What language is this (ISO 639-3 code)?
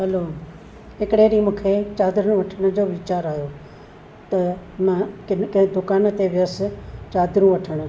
snd